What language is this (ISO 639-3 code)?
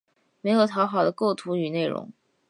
zho